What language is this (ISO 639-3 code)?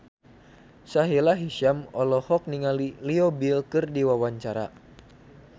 sun